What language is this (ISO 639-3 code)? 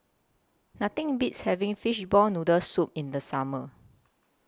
eng